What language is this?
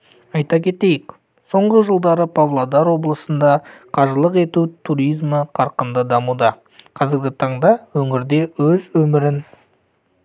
Kazakh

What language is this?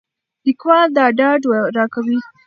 Pashto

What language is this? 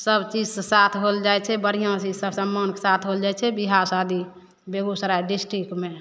Maithili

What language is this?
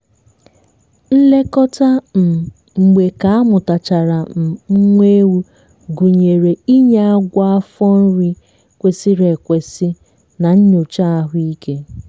Igbo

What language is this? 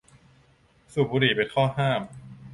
Thai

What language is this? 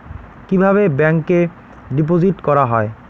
Bangla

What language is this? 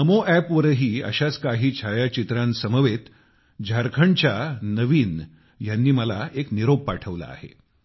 Marathi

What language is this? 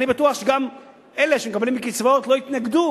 Hebrew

